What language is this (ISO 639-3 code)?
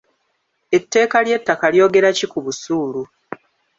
lug